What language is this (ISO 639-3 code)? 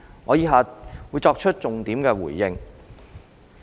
yue